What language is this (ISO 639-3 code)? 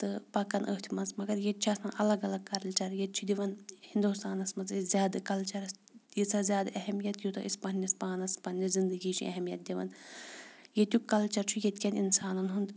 kas